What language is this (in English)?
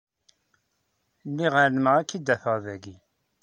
Kabyle